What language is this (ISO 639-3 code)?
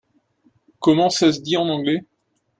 fra